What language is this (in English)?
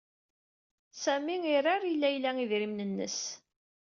Kabyle